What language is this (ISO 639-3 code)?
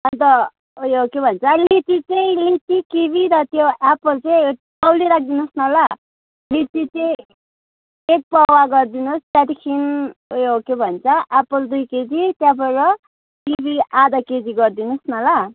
nep